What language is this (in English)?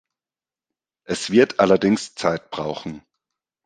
German